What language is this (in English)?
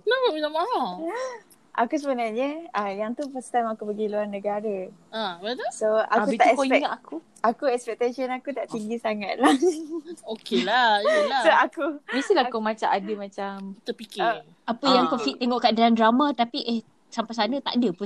Malay